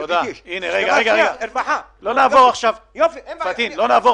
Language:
Hebrew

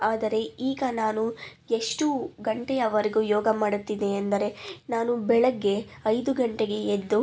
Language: Kannada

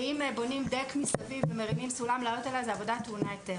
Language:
Hebrew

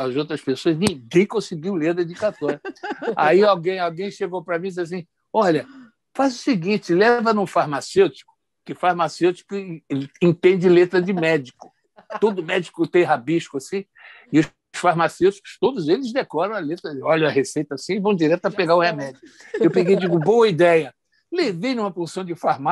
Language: Portuguese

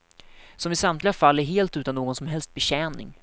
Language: Swedish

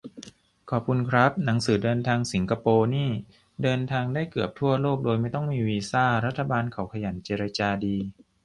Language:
Thai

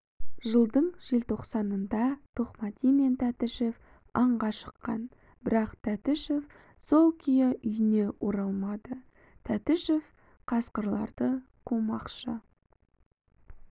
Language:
Kazakh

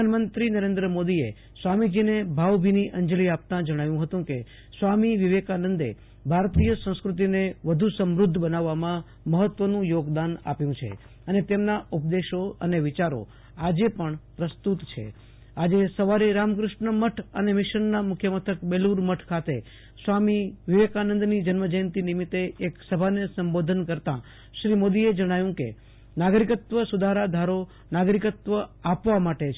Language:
Gujarati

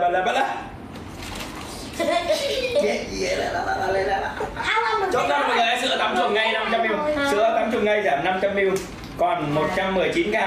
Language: Vietnamese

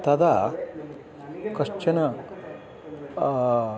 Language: Sanskrit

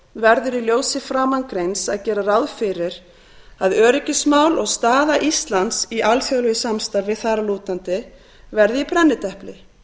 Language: Icelandic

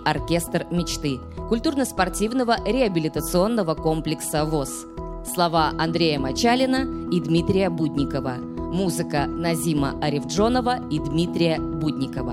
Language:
Russian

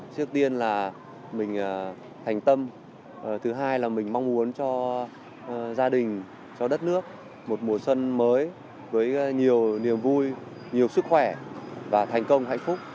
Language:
Vietnamese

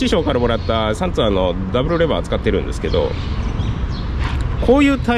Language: Japanese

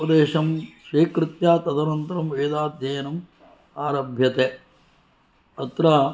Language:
Sanskrit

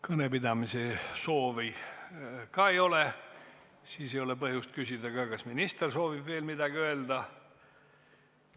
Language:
Estonian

